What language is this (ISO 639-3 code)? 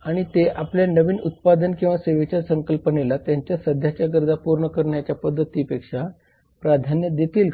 mar